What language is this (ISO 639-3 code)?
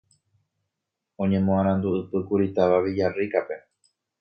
grn